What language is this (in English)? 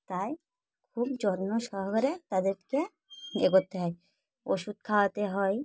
Bangla